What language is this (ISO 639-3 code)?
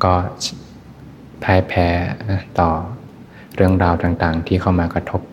tha